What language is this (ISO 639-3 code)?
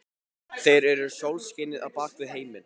isl